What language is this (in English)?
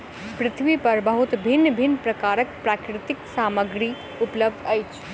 Maithili